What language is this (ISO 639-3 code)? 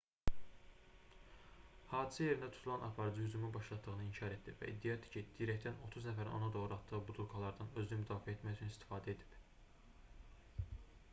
aze